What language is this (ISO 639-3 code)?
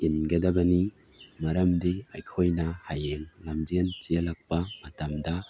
mni